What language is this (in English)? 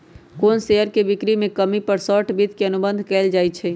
Magahi